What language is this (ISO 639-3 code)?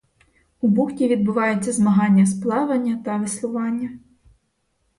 ukr